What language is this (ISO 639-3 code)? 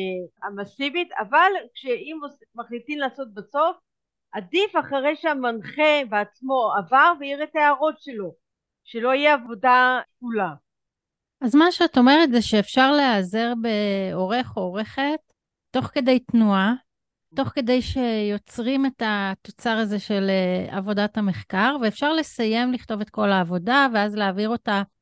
heb